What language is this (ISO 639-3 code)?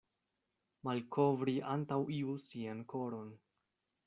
epo